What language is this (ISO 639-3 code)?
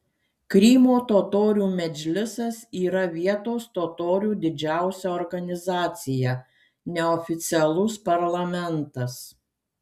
lit